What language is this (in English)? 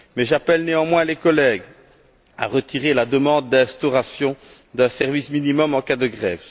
French